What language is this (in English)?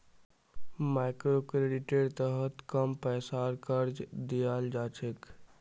Magahi